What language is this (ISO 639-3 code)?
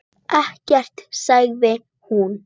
isl